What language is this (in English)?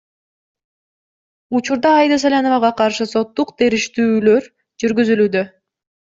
Kyrgyz